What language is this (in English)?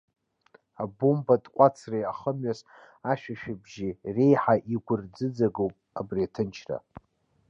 Abkhazian